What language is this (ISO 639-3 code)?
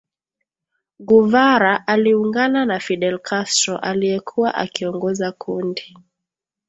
swa